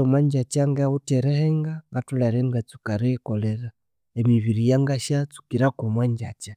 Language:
Konzo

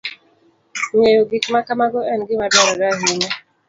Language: Luo (Kenya and Tanzania)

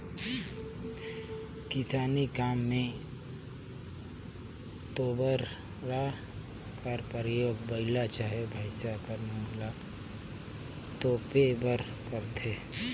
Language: Chhattisgarhi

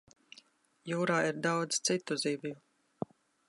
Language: Latvian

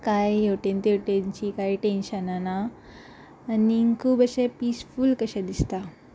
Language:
Konkani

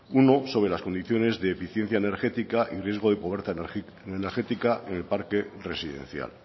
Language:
Spanish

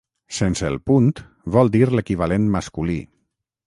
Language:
Catalan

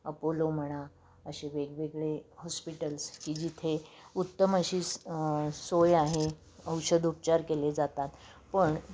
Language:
Marathi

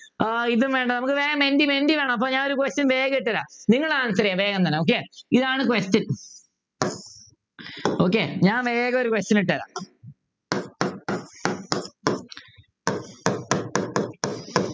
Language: Malayalam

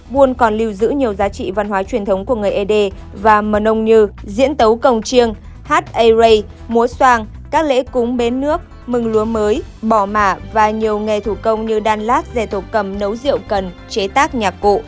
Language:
Vietnamese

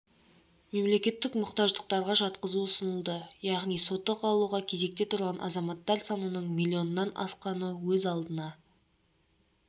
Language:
Kazakh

